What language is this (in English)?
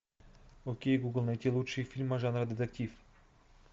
Russian